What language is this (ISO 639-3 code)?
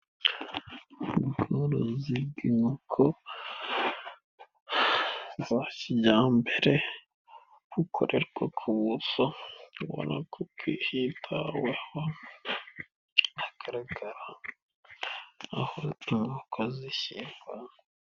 kin